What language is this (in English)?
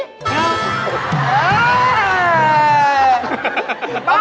Thai